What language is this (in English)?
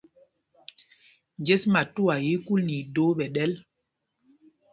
Mpumpong